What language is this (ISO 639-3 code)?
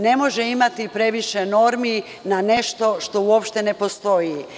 srp